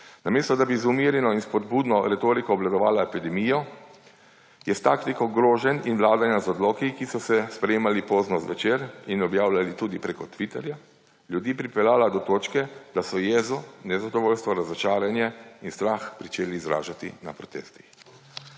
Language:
Slovenian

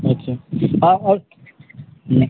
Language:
Maithili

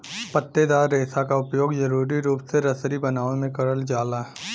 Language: Bhojpuri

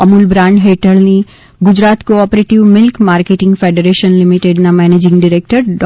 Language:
Gujarati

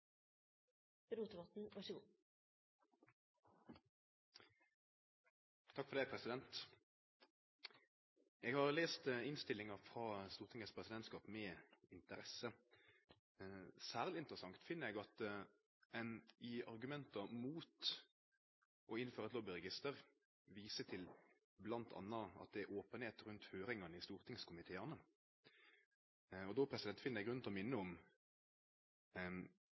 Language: Norwegian Nynorsk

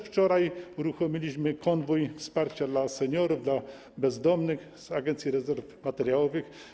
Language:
Polish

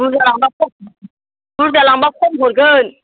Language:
Bodo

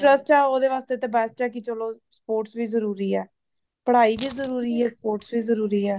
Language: Punjabi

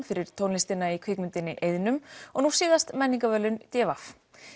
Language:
Icelandic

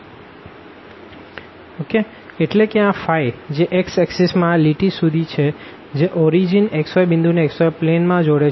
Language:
Gujarati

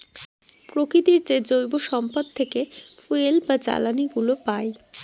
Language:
Bangla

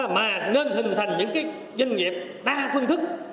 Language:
Vietnamese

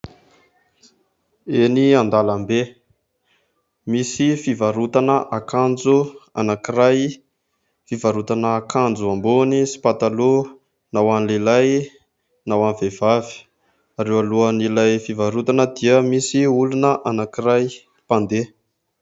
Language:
Malagasy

